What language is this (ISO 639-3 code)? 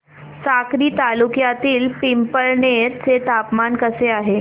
mar